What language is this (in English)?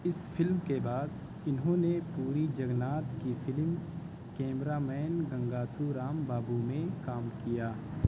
Urdu